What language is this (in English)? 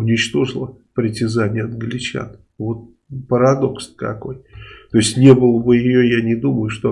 Russian